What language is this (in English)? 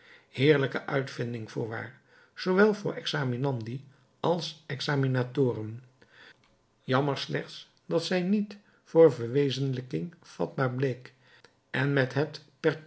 Dutch